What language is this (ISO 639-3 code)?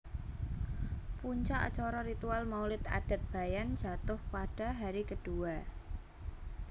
jav